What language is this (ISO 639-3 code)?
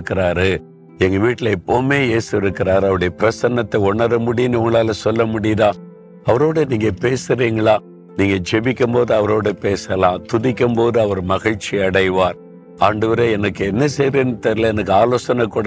tam